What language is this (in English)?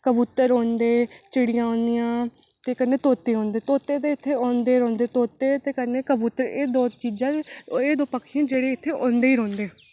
Dogri